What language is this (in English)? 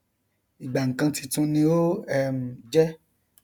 Yoruba